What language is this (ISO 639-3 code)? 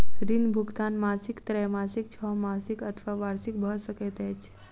mai